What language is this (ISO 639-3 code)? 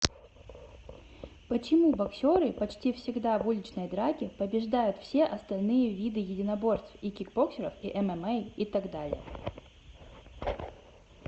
rus